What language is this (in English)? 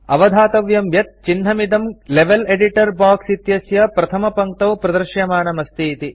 Sanskrit